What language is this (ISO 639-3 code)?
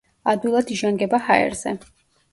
kat